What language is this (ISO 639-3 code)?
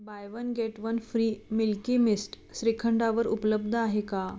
mar